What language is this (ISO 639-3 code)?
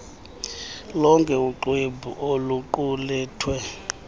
xho